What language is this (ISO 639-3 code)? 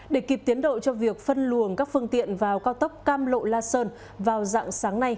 vie